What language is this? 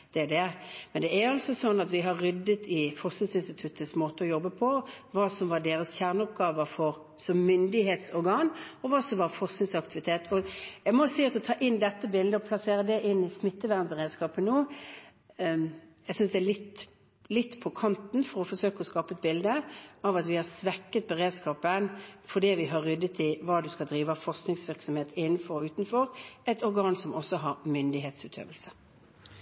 Norwegian Bokmål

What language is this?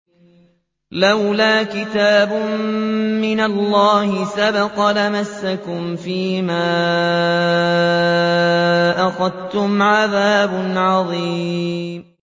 Arabic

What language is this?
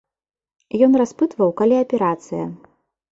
Belarusian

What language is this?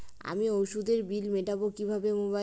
Bangla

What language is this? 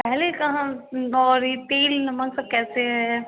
Hindi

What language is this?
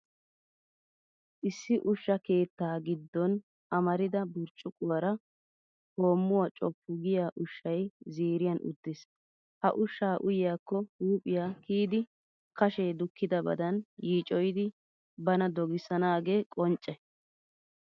Wolaytta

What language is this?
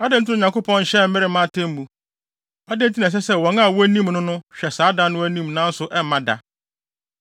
Akan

